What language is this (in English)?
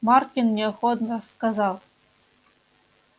Russian